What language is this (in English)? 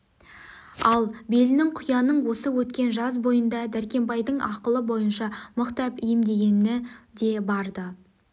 Kazakh